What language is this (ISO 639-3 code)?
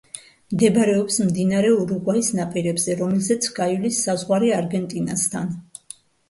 kat